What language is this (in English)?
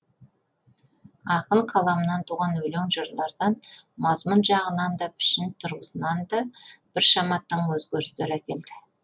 Kazakh